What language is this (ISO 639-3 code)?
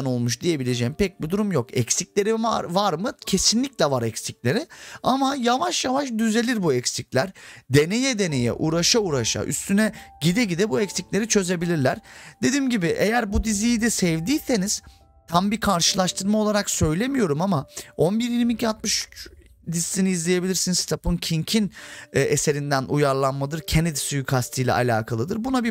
tur